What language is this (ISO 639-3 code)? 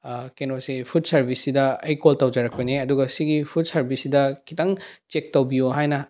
mni